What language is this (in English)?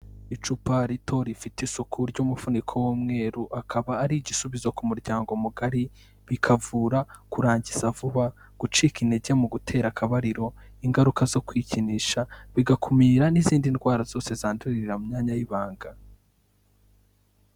Kinyarwanda